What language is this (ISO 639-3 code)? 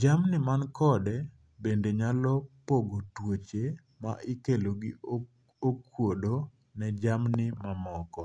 luo